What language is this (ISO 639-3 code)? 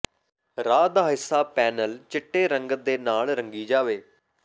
pan